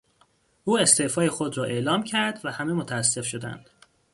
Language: Persian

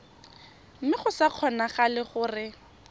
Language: Tswana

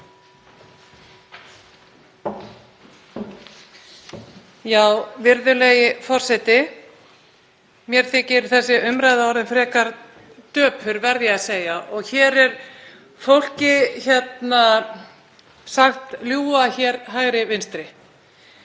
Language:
Icelandic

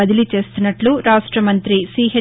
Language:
Telugu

